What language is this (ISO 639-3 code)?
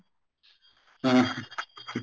pan